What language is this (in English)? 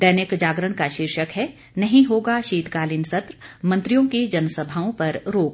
Hindi